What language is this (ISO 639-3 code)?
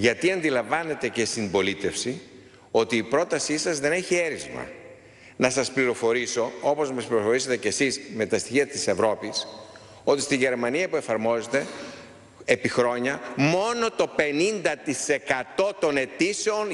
ell